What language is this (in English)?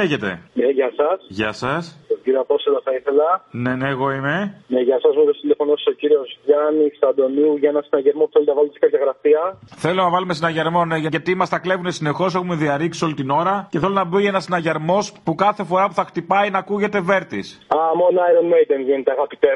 Greek